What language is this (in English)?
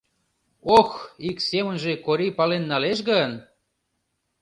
Mari